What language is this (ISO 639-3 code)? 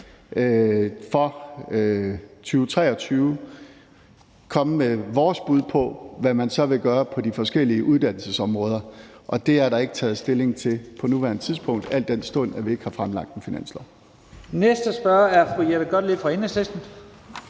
dan